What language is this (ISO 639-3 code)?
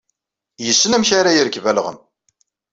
kab